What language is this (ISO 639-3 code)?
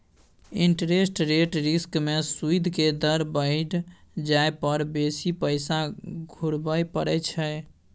mai